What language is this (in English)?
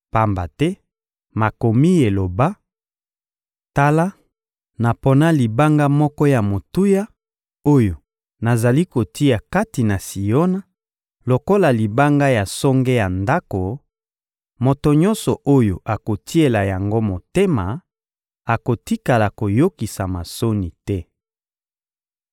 Lingala